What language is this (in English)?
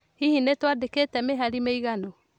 Kikuyu